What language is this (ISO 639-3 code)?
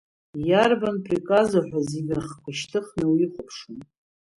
abk